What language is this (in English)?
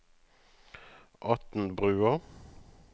Norwegian